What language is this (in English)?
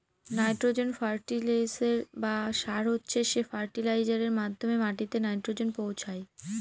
Bangla